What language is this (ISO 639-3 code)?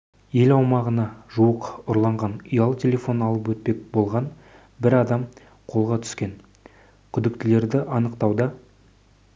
kaz